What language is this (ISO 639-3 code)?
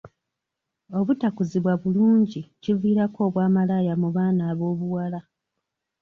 lug